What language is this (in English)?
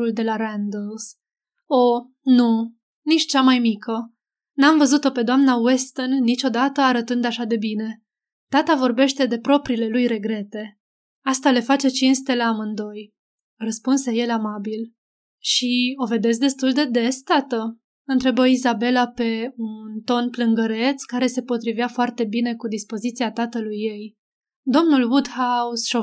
Romanian